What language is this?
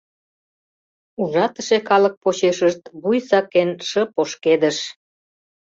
Mari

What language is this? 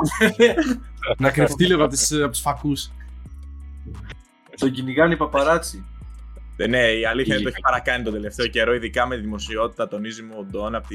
Greek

